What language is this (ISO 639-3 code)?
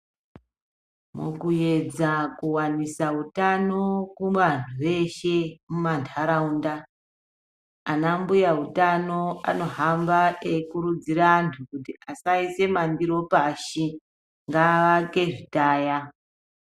ndc